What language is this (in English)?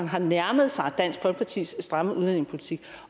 Danish